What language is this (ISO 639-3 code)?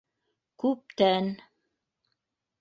bak